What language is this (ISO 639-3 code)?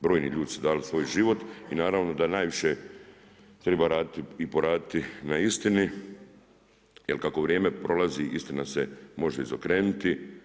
hrv